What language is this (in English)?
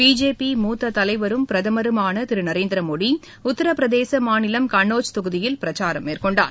Tamil